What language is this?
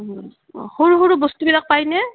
Assamese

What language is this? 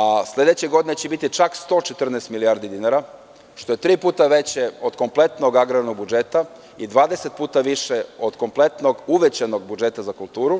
Serbian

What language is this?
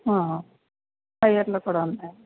Telugu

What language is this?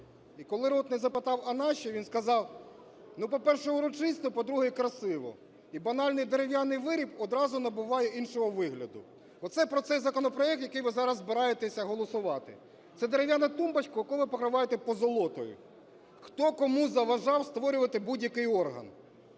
Ukrainian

